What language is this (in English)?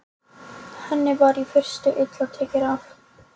Icelandic